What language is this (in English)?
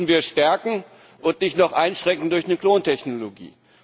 German